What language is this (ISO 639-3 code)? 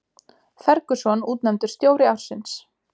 isl